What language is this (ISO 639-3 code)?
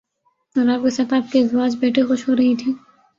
urd